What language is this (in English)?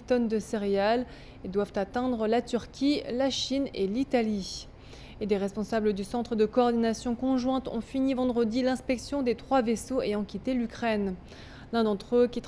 French